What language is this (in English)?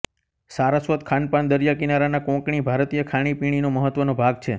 Gujarati